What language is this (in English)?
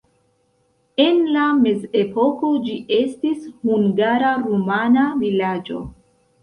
Esperanto